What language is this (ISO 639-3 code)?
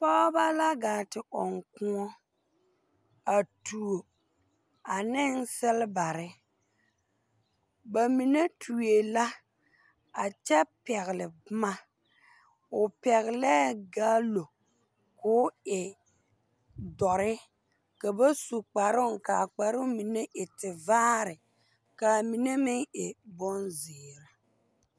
dga